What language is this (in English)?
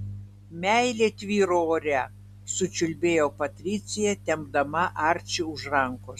Lithuanian